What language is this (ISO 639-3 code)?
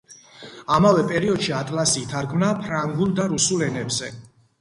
kat